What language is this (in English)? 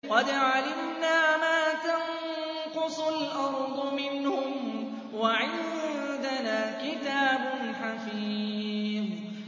Arabic